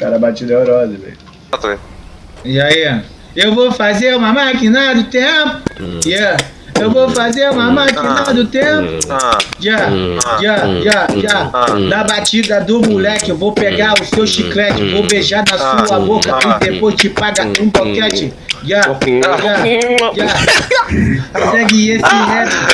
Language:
Portuguese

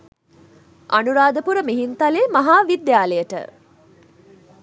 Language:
Sinhala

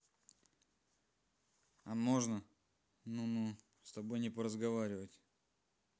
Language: Russian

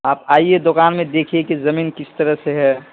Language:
Urdu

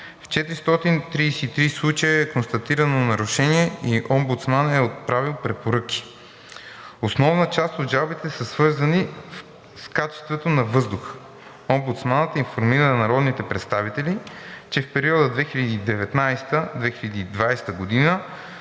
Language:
Bulgarian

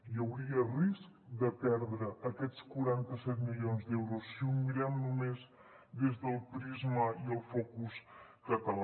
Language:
Catalan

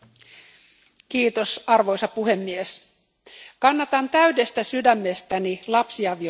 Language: Finnish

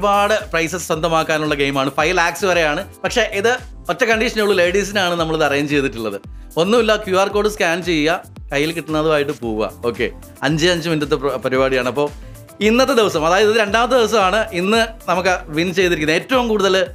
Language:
Malayalam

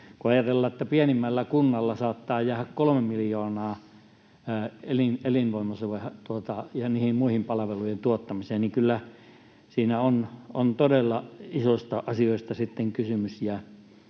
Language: Finnish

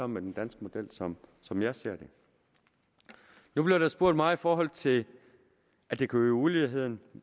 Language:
Danish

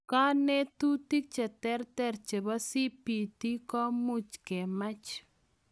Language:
Kalenjin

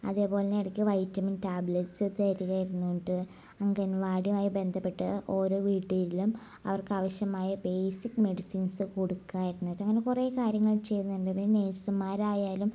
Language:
Malayalam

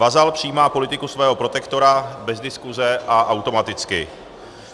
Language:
Czech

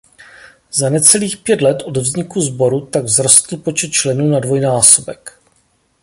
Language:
Czech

